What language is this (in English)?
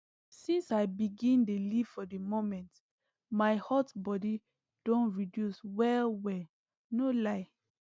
Nigerian Pidgin